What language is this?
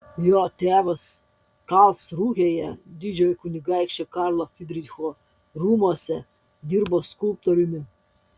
Lithuanian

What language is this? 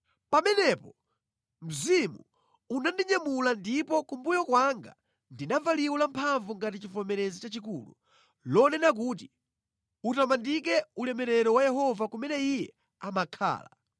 Nyanja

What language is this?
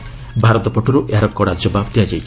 Odia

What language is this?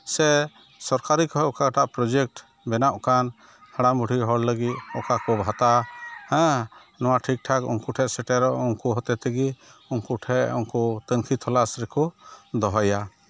Santali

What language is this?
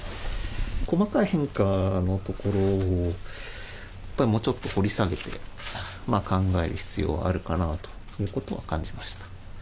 Japanese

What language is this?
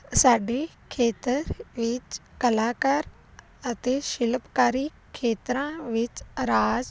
Punjabi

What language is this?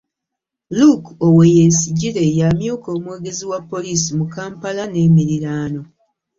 Ganda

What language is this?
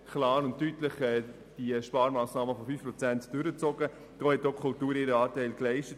Swiss German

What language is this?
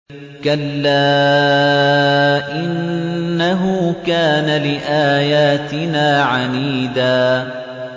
Arabic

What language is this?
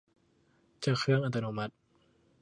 Thai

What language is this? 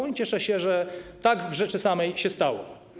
Polish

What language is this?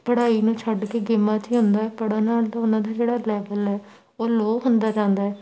Punjabi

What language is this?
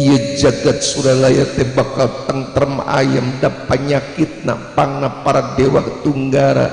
Indonesian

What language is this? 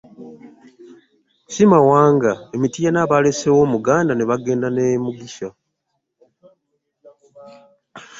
Ganda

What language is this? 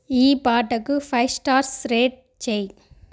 Telugu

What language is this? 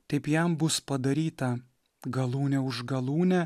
Lithuanian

